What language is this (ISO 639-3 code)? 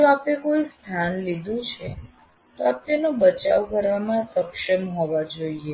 guj